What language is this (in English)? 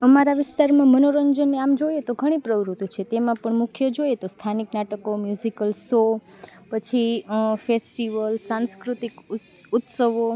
Gujarati